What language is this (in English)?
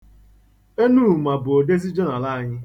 Igbo